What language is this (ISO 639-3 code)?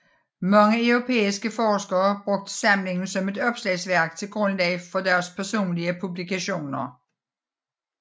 dan